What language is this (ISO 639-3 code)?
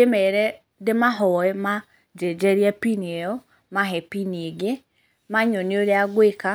kik